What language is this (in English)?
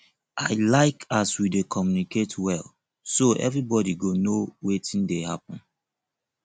Nigerian Pidgin